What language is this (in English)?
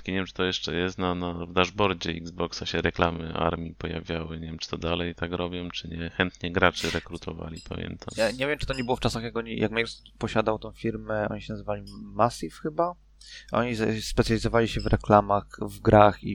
Polish